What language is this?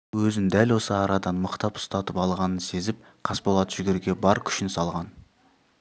Kazakh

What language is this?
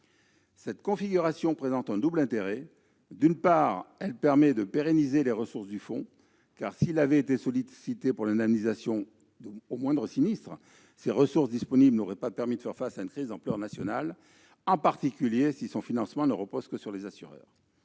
French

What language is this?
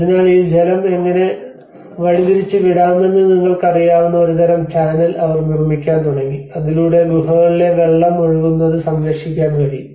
Malayalam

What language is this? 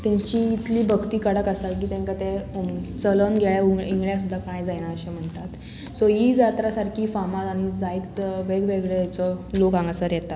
Konkani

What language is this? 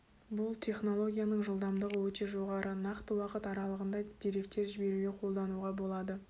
Kazakh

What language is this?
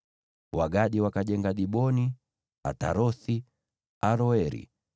Swahili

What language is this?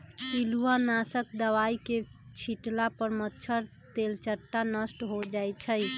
Magahi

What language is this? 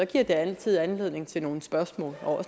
Danish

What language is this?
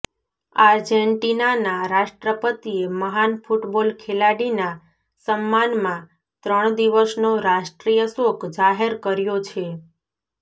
Gujarati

